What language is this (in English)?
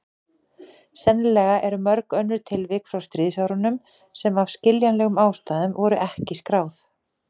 Icelandic